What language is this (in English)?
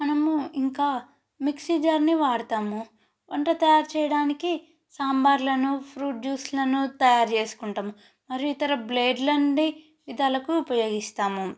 Telugu